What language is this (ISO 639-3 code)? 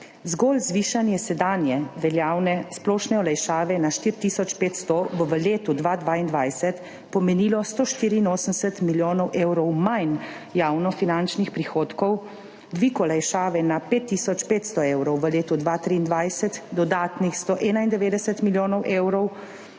slv